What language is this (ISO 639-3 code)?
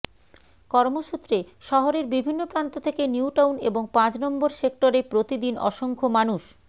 ben